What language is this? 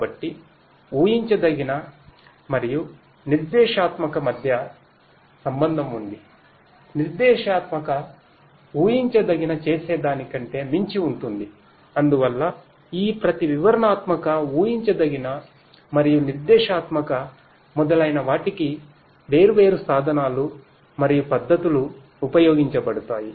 Telugu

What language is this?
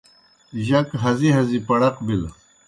Kohistani Shina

